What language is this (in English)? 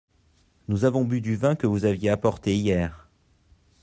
French